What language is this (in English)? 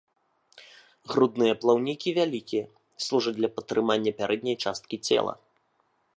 Belarusian